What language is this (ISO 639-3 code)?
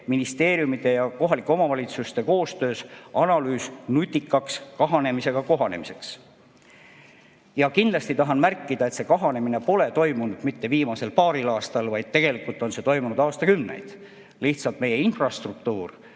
est